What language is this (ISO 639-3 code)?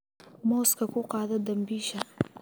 som